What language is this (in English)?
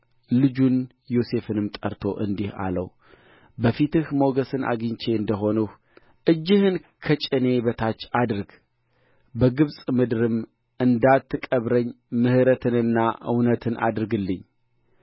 Amharic